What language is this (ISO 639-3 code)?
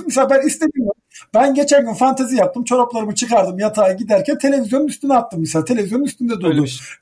tur